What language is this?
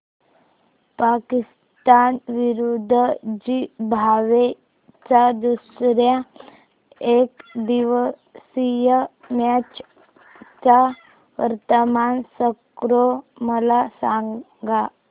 Marathi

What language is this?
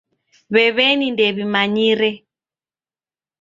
Taita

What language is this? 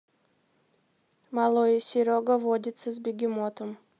Russian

